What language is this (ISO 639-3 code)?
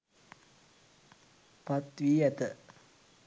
sin